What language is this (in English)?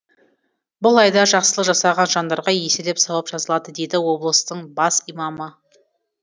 Kazakh